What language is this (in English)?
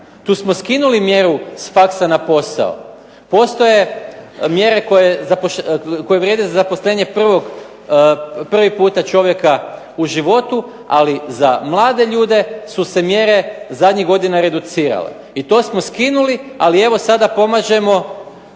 Croatian